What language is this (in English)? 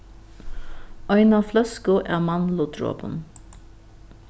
Faroese